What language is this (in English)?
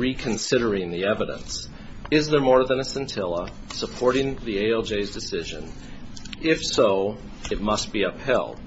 English